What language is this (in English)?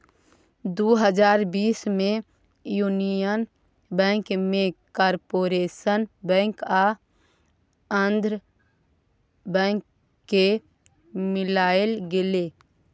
Maithili